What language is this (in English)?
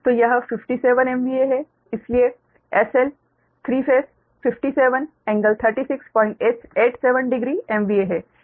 Hindi